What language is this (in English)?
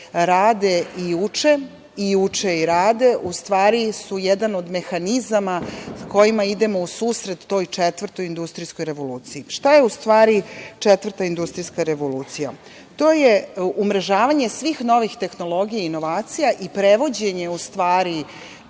Serbian